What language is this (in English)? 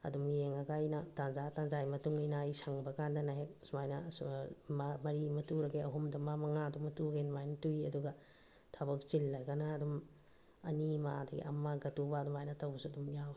Manipuri